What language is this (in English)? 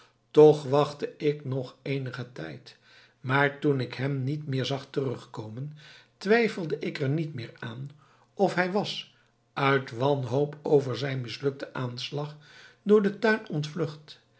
Dutch